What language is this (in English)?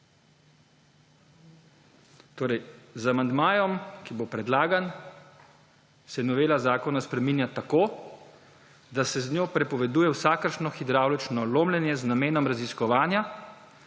Slovenian